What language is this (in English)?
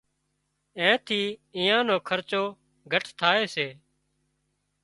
Wadiyara Koli